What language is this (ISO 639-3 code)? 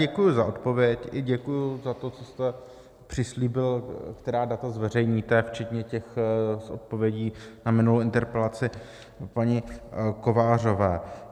ces